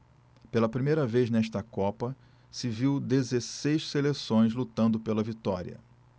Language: Portuguese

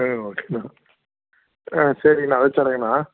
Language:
Tamil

